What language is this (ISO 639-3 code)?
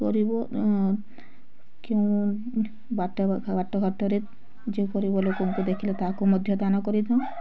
ori